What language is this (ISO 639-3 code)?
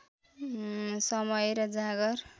nep